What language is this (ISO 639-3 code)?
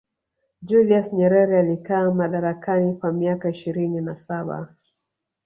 swa